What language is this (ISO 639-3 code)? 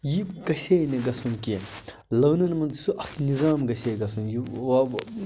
kas